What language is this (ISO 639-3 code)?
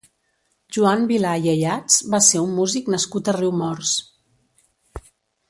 cat